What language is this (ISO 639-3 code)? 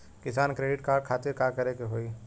bho